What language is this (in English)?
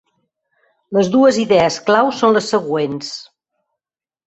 Catalan